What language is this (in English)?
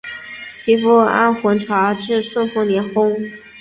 Chinese